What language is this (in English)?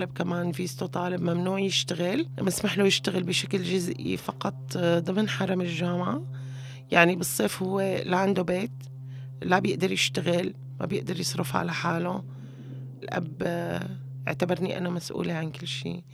Arabic